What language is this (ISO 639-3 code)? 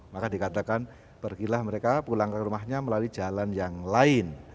ind